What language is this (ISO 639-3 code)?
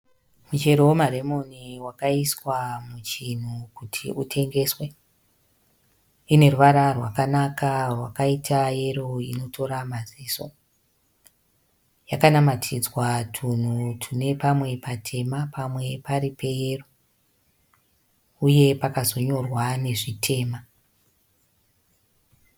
sna